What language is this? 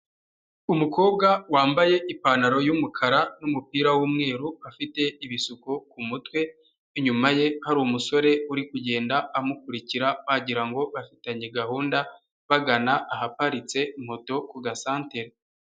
Kinyarwanda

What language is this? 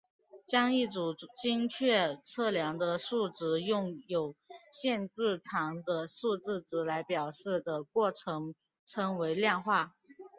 Chinese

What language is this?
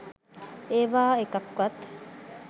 Sinhala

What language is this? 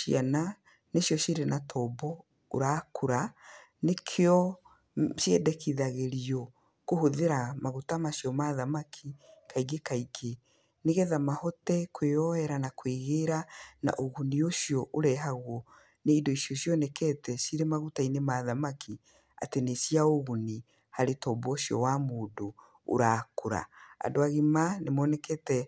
Kikuyu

